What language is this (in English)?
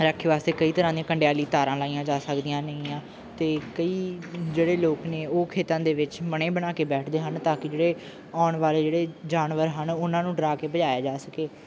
Punjabi